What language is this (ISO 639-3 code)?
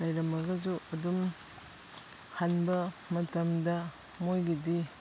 mni